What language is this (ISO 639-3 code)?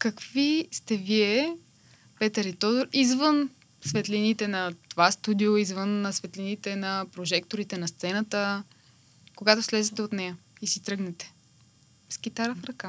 bul